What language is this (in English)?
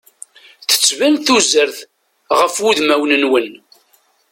Kabyle